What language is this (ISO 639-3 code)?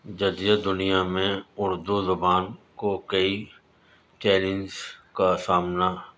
urd